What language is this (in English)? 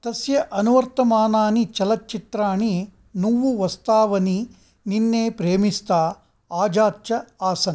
Sanskrit